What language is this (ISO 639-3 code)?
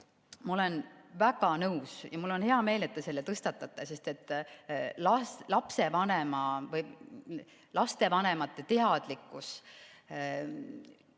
est